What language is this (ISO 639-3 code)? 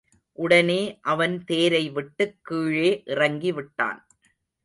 tam